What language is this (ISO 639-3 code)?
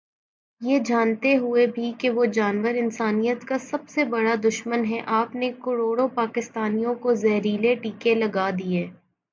urd